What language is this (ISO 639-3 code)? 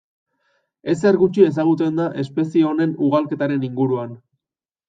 eus